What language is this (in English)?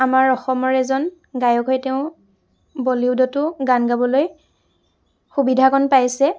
Assamese